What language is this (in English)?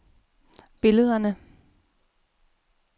Danish